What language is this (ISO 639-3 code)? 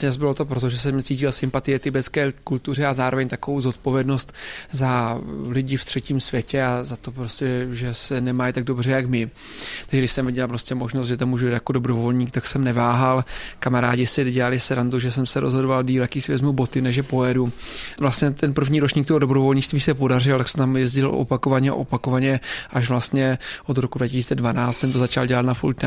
ces